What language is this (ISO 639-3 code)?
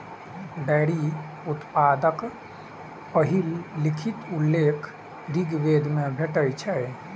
mai